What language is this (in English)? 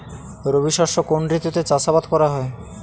Bangla